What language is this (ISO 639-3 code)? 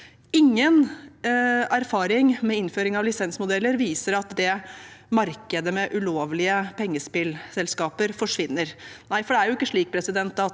nor